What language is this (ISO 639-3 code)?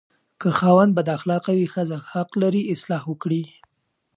pus